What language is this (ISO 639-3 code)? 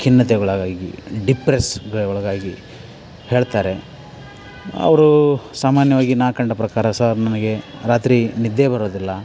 kan